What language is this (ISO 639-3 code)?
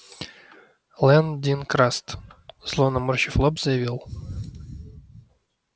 rus